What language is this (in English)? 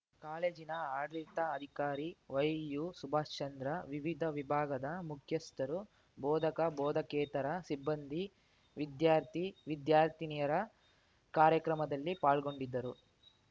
Kannada